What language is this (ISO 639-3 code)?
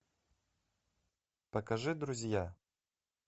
rus